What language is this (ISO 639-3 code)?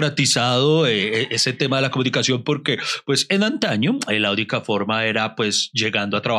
spa